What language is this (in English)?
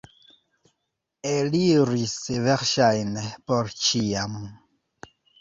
Esperanto